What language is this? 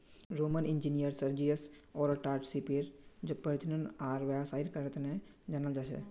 Magahi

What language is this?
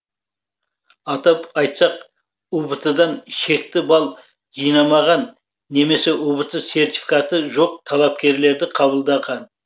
Kazakh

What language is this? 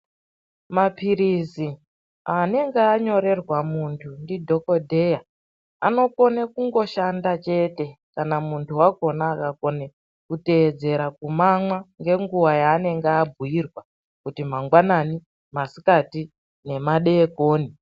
Ndau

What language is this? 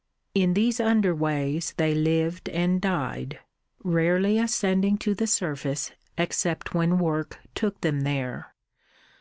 English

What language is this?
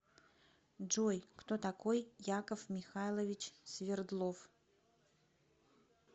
Russian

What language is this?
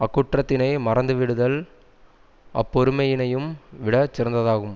Tamil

